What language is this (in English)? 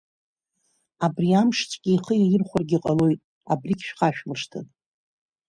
Abkhazian